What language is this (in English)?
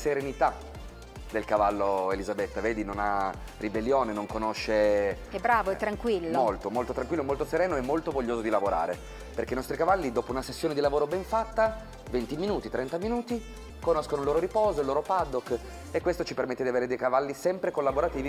Italian